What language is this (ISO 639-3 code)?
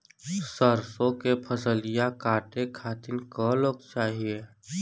bho